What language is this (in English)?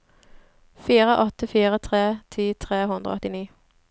Norwegian